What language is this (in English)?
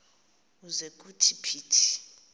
Xhosa